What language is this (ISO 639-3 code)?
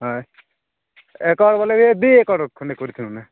ori